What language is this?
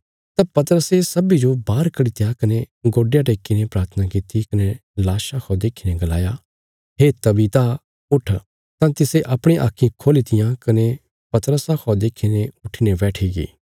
Bilaspuri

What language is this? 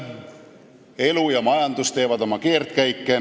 Estonian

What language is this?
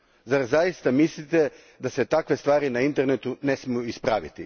Croatian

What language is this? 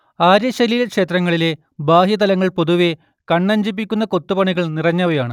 Malayalam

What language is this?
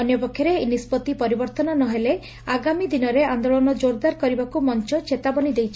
Odia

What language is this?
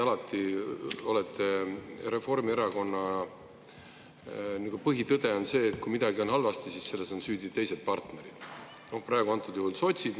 Estonian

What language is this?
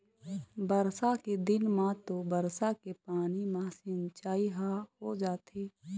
Chhattisgarhi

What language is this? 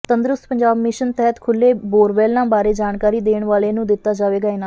Punjabi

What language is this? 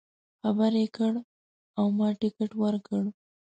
Pashto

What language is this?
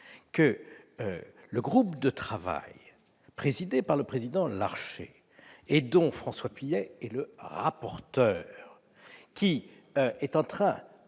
French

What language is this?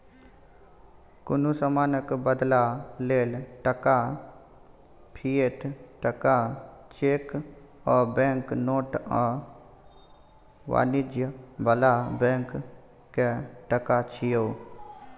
Maithili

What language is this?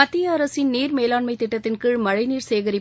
Tamil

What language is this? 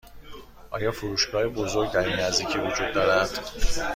Persian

